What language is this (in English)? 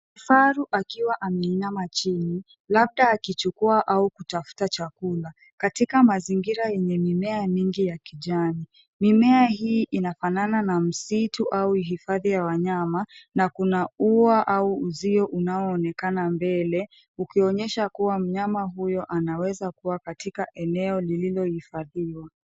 Swahili